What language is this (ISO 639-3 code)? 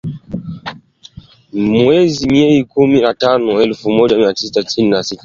swa